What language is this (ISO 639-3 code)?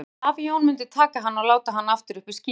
isl